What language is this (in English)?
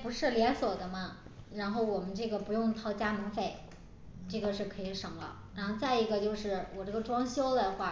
Chinese